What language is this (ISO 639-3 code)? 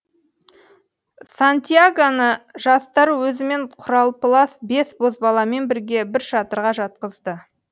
kaz